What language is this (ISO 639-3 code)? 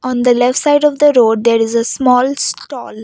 eng